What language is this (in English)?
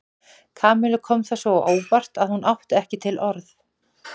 Icelandic